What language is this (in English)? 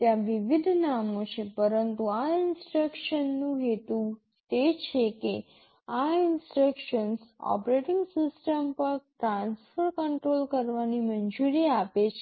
Gujarati